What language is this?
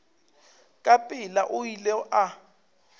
Northern Sotho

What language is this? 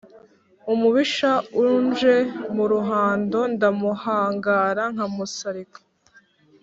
Kinyarwanda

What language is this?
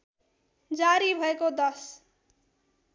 Nepali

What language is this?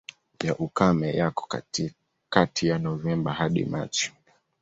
Swahili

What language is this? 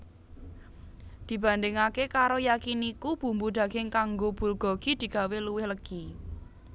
Javanese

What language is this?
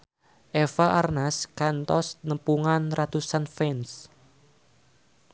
Sundanese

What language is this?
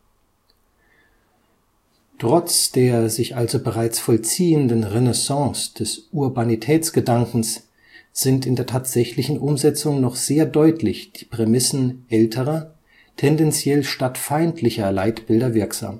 German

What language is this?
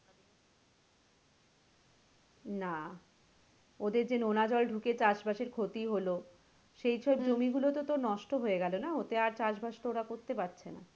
Bangla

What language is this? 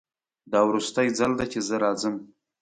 Pashto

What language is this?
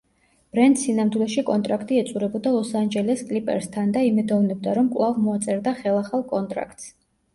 Georgian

